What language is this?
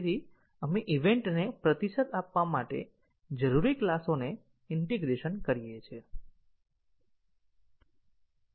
Gujarati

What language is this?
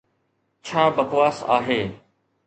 Sindhi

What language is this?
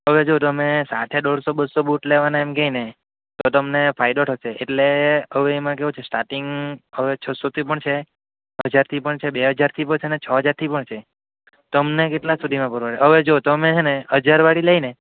Gujarati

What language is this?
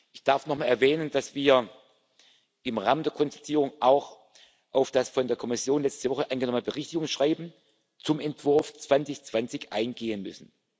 German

